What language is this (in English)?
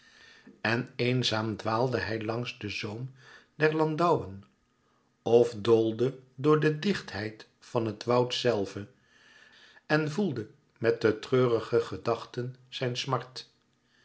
Dutch